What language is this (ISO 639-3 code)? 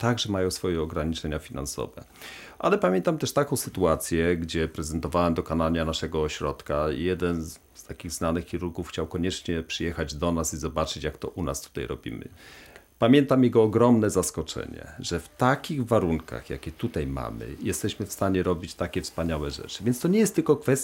pol